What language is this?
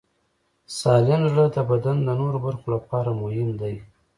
Pashto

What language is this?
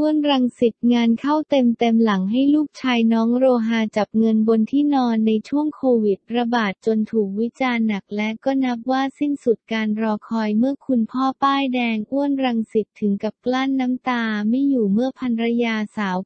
Thai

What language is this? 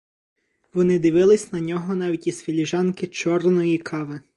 Ukrainian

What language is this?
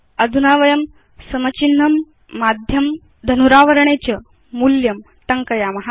Sanskrit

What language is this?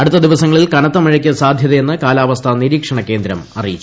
Malayalam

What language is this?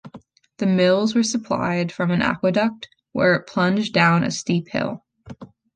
English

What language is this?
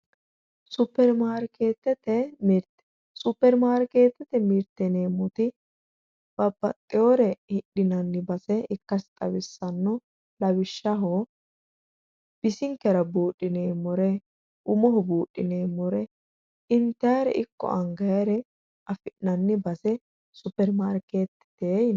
Sidamo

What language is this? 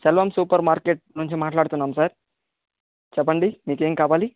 Telugu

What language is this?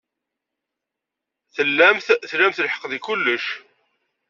Kabyle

